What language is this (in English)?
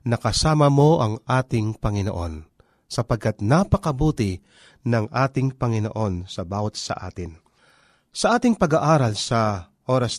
Filipino